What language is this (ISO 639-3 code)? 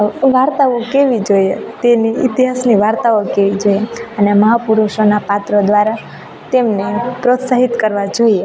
guj